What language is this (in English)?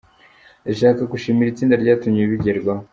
Kinyarwanda